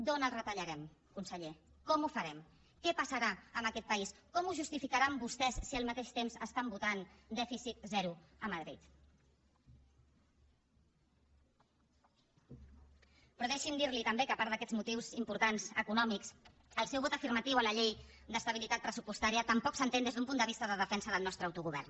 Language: Catalan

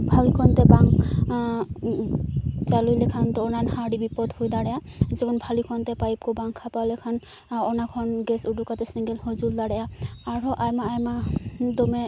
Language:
Santali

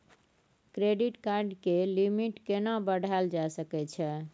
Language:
Maithili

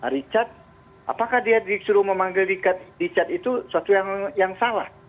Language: Indonesian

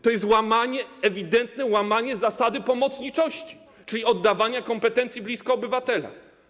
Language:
Polish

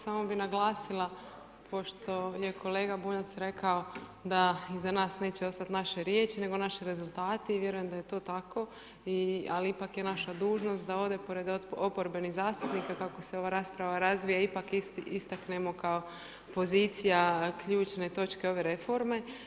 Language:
Croatian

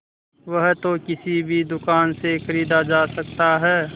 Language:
Hindi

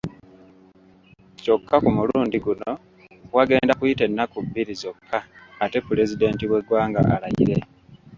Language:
Ganda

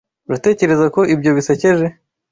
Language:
Kinyarwanda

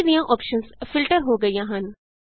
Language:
Punjabi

